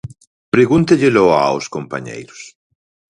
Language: Galician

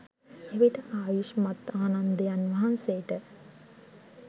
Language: Sinhala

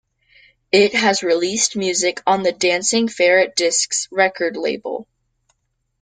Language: English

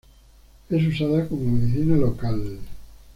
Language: Spanish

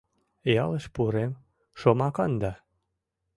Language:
Mari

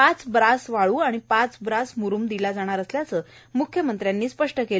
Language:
Marathi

